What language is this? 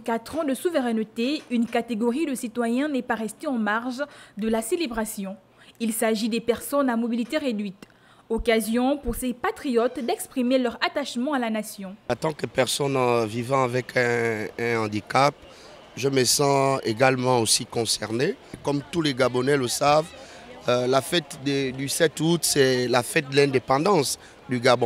French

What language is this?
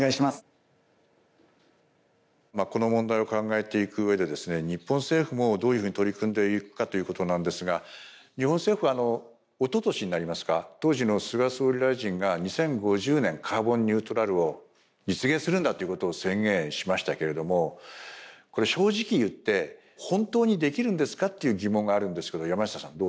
Japanese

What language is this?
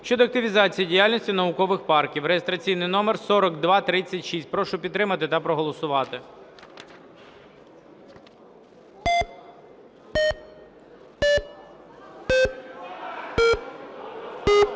Ukrainian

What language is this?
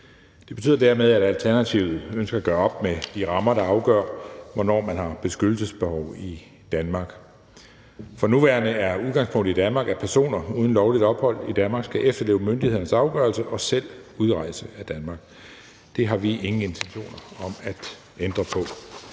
Danish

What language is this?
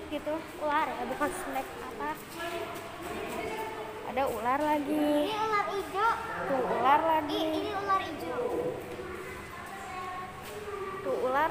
Indonesian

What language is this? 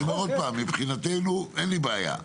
Hebrew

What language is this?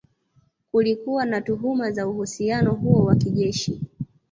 Swahili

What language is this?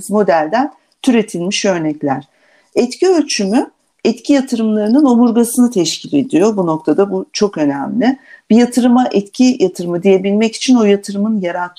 Turkish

